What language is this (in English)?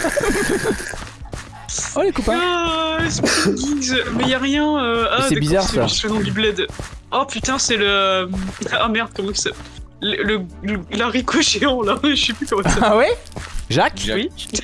French